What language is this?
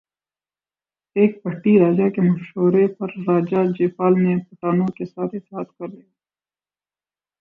Urdu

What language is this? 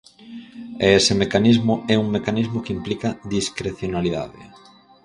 Galician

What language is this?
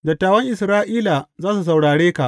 Hausa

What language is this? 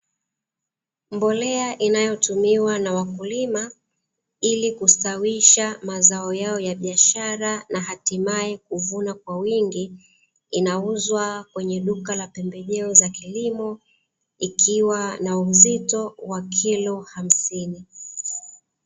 Swahili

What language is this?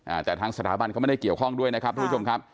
Thai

